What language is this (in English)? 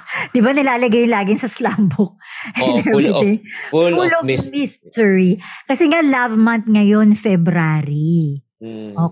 Filipino